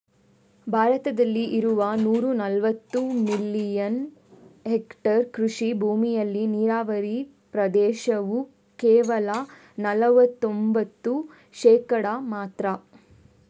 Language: Kannada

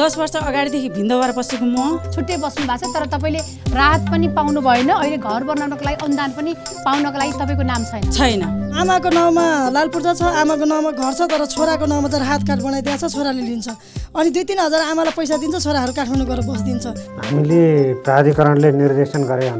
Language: Romanian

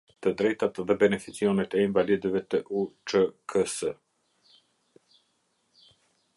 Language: Albanian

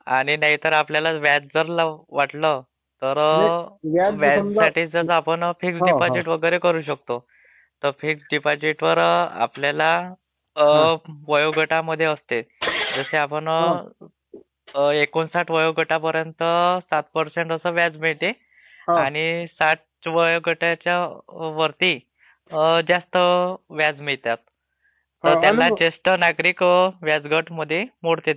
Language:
Marathi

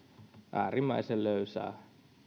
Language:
Finnish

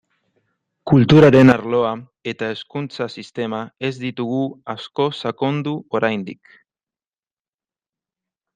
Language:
Basque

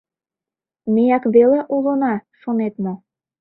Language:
Mari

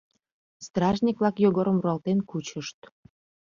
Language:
Mari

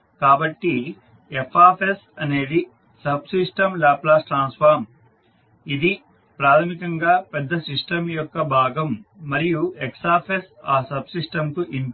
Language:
Telugu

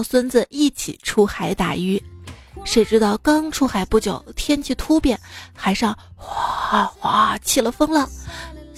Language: Chinese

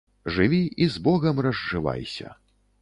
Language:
Belarusian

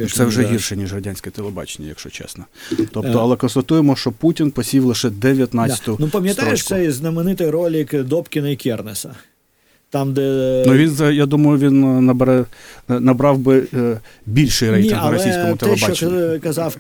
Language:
Ukrainian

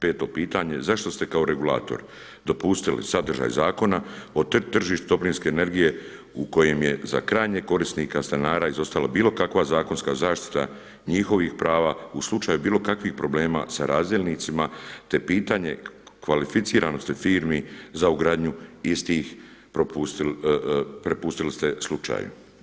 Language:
Croatian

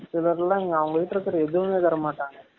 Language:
Tamil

